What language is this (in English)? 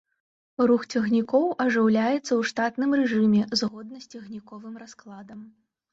Belarusian